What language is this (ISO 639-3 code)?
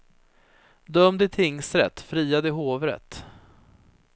swe